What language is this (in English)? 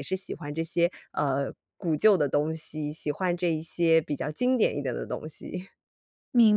Chinese